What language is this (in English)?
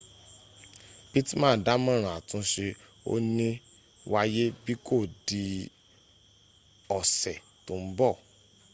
Yoruba